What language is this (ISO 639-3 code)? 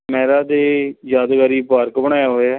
pan